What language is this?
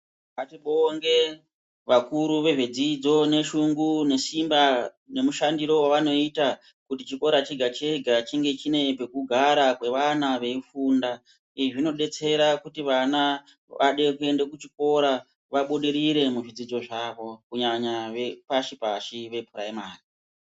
Ndau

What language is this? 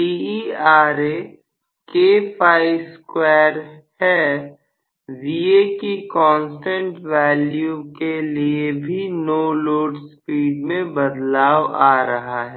Hindi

